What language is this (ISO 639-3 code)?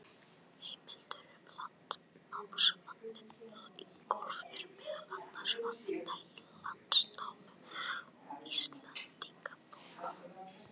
isl